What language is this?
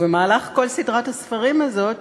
Hebrew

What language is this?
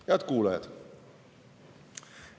Estonian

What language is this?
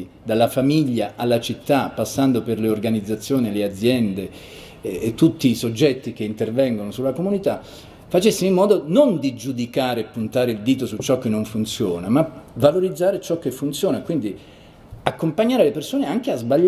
Italian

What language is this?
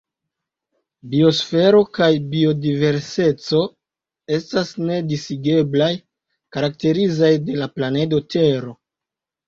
Esperanto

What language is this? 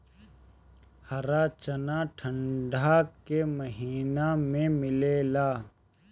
Bhojpuri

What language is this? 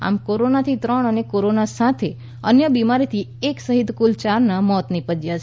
Gujarati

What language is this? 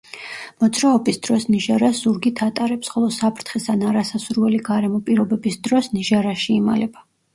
Georgian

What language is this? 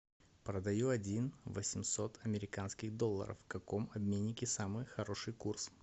Russian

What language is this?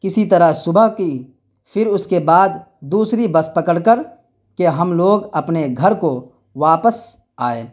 Urdu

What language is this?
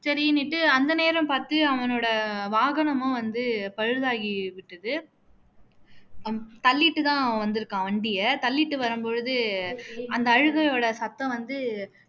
Tamil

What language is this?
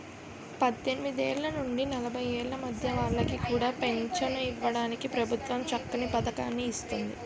Telugu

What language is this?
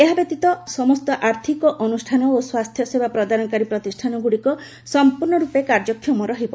Odia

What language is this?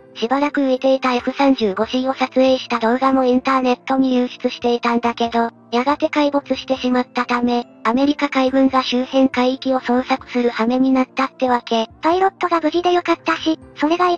Japanese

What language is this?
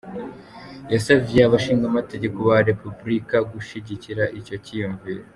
Kinyarwanda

